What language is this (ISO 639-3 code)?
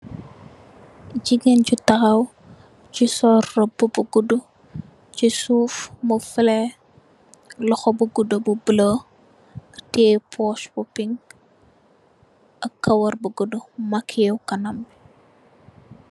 wol